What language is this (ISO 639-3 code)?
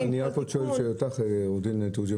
heb